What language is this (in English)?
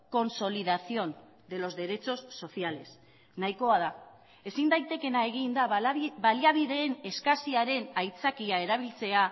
Basque